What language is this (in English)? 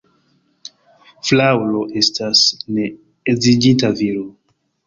Esperanto